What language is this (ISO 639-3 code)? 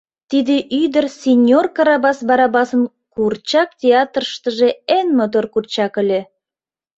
chm